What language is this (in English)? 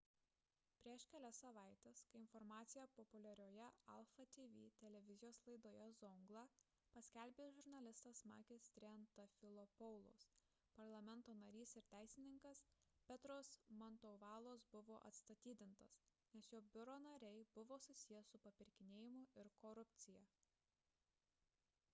Lithuanian